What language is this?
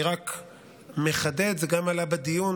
Hebrew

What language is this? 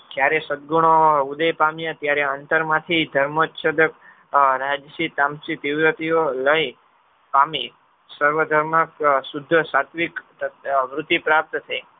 Gujarati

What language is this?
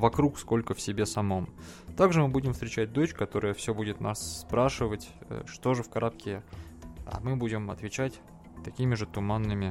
Russian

